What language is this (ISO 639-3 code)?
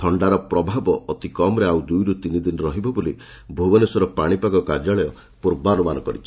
ori